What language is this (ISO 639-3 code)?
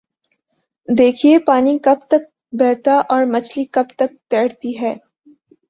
urd